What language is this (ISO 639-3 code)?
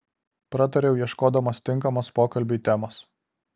lit